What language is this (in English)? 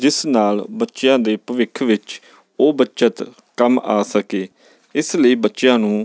Punjabi